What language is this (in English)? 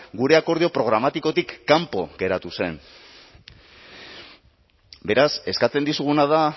Basque